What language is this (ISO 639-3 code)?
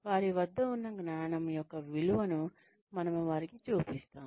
tel